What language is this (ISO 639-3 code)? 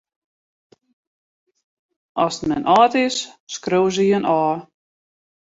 fry